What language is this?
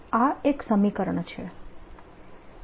Gujarati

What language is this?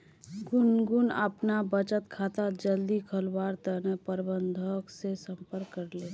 Magahi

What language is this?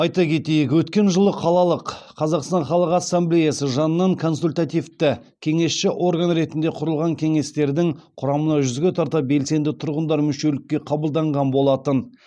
Kazakh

